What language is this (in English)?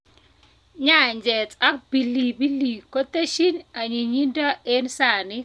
Kalenjin